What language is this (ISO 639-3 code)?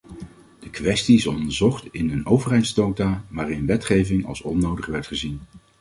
nld